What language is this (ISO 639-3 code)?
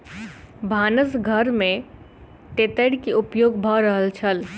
mai